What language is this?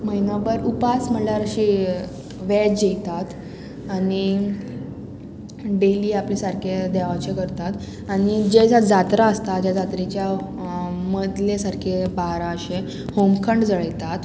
Konkani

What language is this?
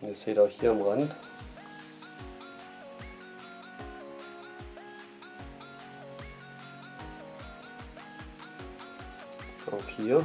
German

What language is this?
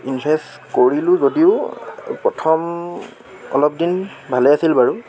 Assamese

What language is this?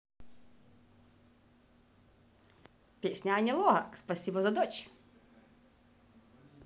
Russian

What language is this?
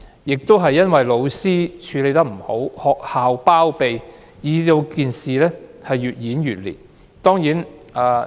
Cantonese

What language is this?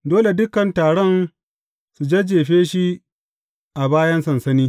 Hausa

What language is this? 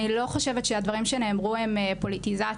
Hebrew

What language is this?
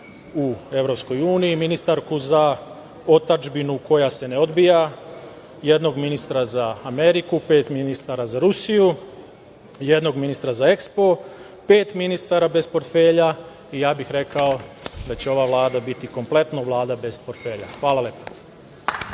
Serbian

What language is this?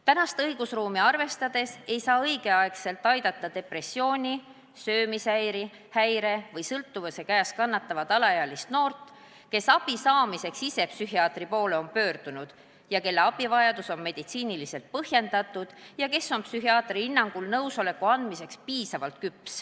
Estonian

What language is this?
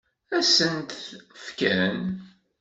Kabyle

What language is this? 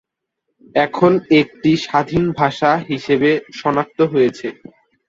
Bangla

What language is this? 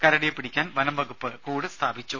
Malayalam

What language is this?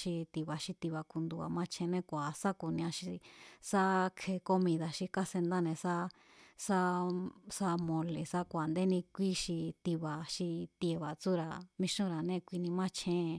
Mazatlán Mazatec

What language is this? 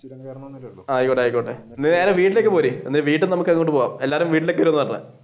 Malayalam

